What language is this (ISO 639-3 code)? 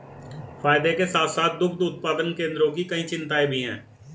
hin